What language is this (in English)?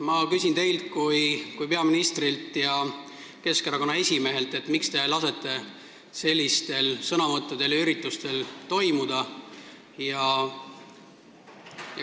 Estonian